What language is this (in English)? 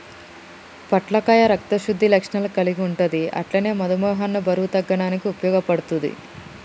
Telugu